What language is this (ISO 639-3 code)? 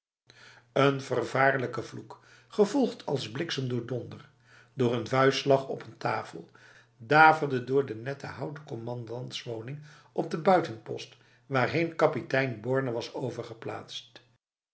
nld